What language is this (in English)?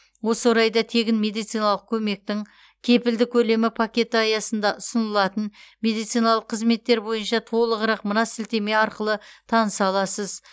Kazakh